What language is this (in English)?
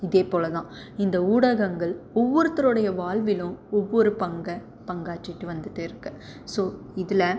Tamil